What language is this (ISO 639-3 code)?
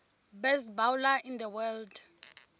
tso